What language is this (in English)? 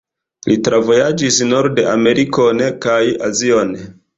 Esperanto